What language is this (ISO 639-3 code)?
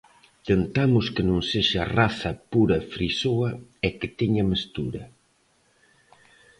glg